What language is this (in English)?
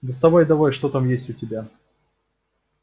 Russian